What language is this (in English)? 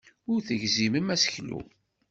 Kabyle